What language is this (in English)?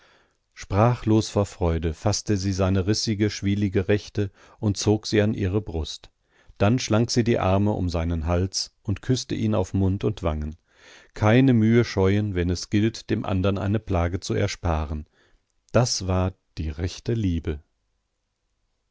German